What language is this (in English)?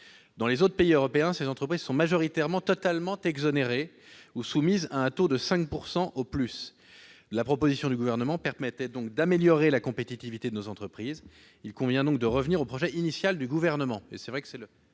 French